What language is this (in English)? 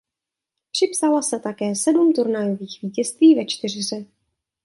Czech